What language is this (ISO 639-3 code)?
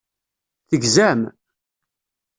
kab